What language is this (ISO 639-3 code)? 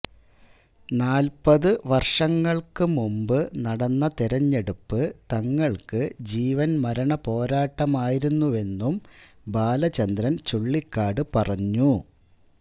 mal